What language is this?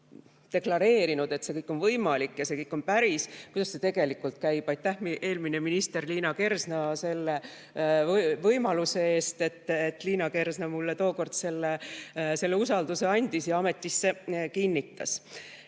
Estonian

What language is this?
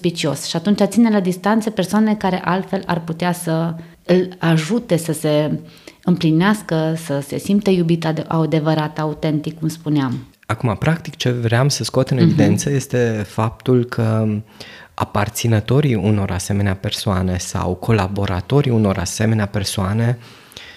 Romanian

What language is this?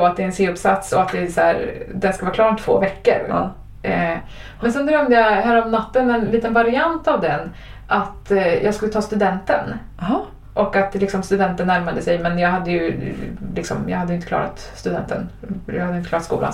Swedish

